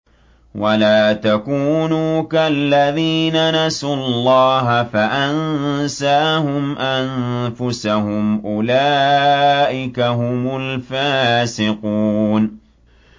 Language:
Arabic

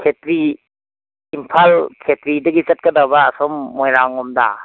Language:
Manipuri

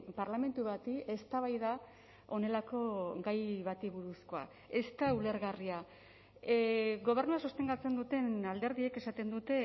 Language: Basque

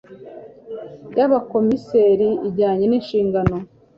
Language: Kinyarwanda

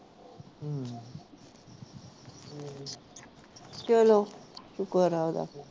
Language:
Punjabi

